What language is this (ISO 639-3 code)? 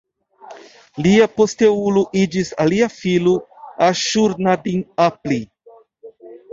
epo